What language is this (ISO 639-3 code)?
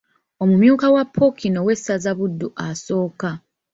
lug